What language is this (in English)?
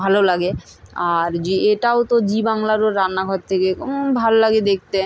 Bangla